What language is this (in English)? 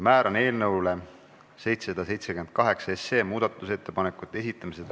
Estonian